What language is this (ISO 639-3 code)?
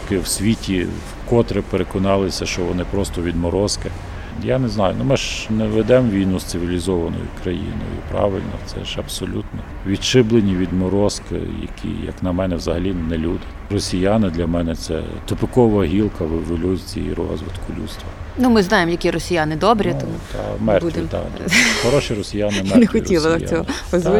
ukr